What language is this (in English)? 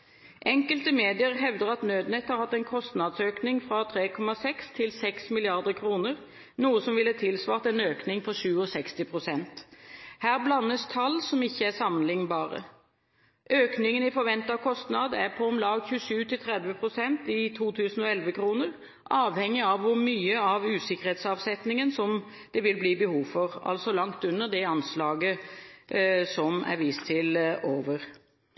Norwegian Bokmål